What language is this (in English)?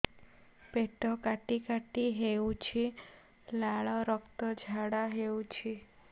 Odia